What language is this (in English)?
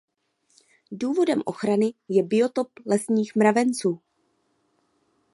Czech